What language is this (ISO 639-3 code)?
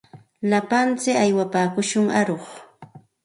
qxt